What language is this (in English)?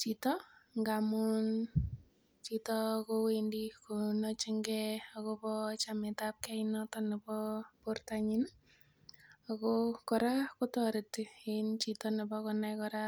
Kalenjin